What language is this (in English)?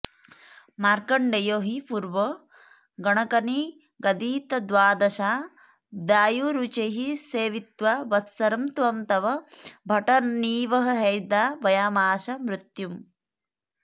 Sanskrit